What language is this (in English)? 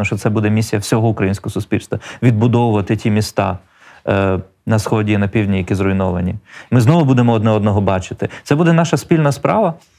Ukrainian